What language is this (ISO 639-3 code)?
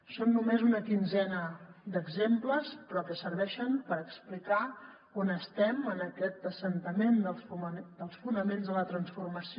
cat